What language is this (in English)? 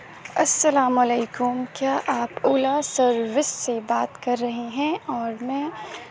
Urdu